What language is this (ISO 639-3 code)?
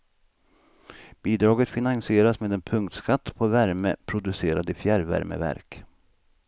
swe